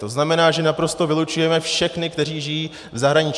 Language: Czech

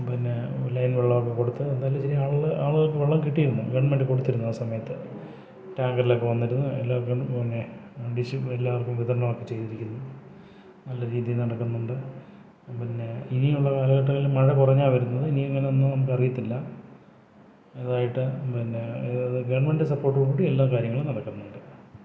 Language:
Malayalam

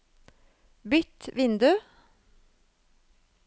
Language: Norwegian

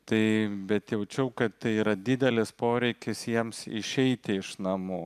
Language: Lithuanian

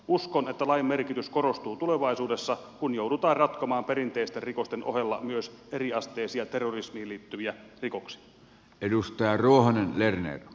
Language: Finnish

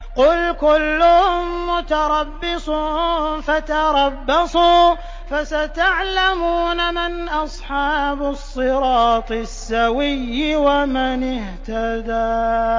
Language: Arabic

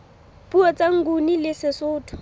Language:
Southern Sotho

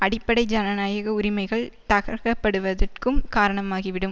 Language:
Tamil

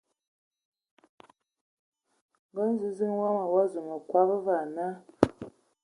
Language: Ewondo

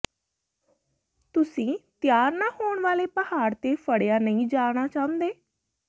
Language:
Punjabi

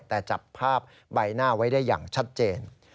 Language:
Thai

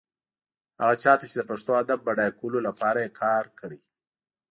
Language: Pashto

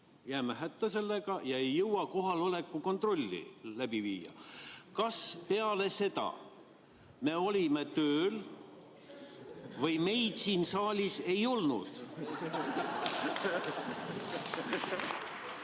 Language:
Estonian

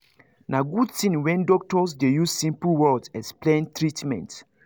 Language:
Nigerian Pidgin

